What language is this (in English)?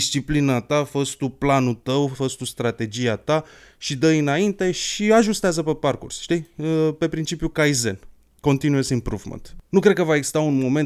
Romanian